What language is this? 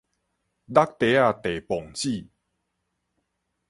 Min Nan Chinese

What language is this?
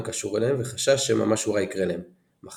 Hebrew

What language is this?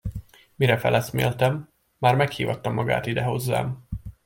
Hungarian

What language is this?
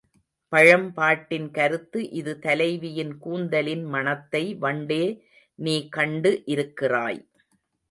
Tamil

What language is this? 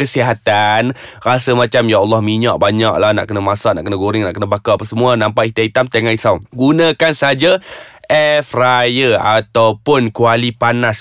Malay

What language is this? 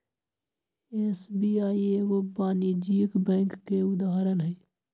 Magahi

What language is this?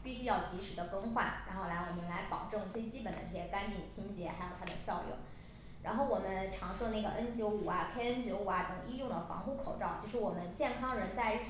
Chinese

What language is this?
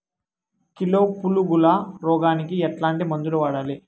Telugu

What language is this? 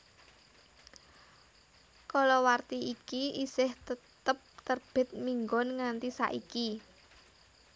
Javanese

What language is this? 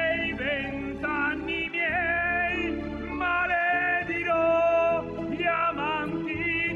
Italian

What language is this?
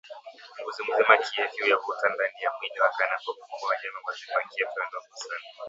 Swahili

